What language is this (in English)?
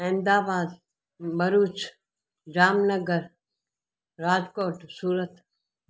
Sindhi